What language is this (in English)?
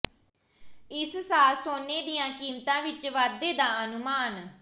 Punjabi